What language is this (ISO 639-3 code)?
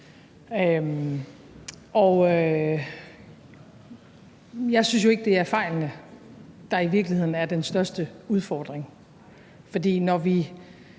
dan